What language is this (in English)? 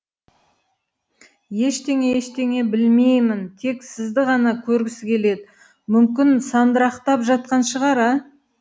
Kazakh